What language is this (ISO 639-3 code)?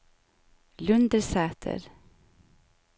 nor